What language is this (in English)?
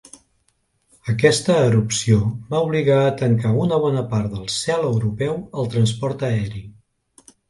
Catalan